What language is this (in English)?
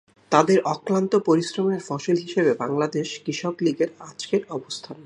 Bangla